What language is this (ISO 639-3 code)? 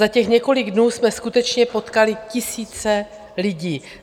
ces